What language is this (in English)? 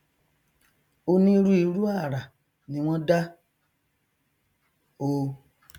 Yoruba